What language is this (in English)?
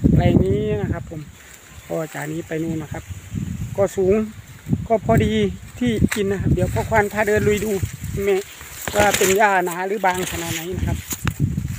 Thai